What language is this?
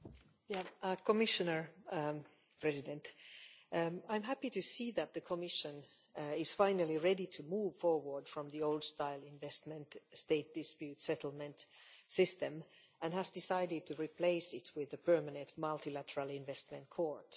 English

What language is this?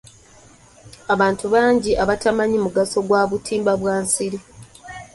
Ganda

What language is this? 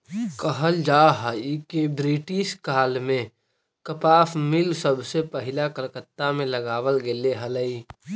Magahi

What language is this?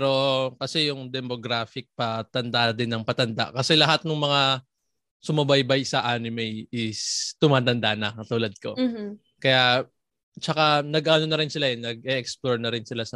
Filipino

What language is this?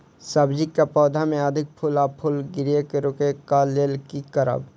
Maithili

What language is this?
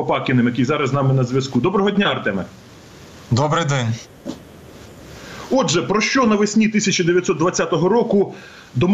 Ukrainian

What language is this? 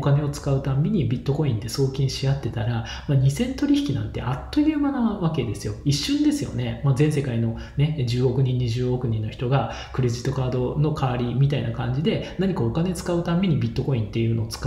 Japanese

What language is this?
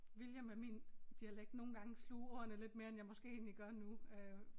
Danish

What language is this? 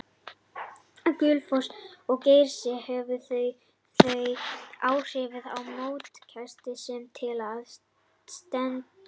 Icelandic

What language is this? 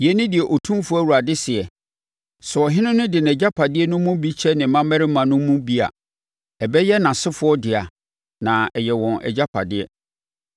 Akan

